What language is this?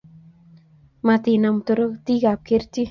Kalenjin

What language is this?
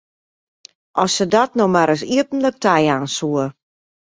Western Frisian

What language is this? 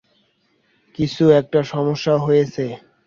Bangla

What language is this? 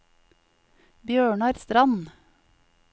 Norwegian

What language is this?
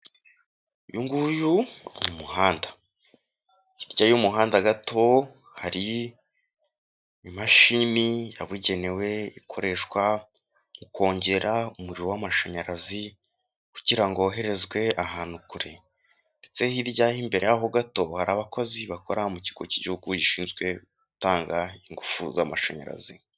Kinyarwanda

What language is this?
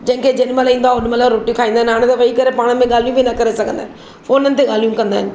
Sindhi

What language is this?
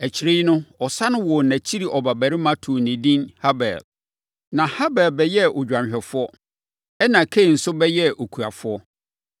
Akan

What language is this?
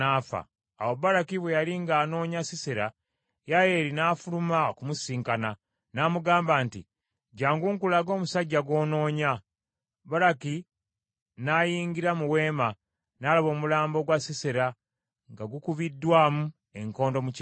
Ganda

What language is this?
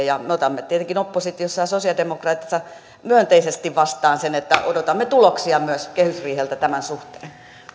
Finnish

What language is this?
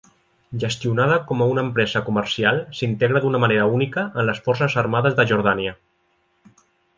Catalan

